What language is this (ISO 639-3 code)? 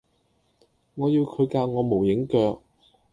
yue